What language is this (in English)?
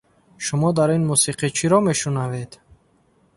Tajik